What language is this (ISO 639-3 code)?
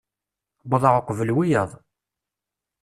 kab